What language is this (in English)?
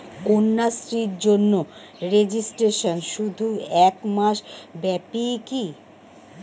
Bangla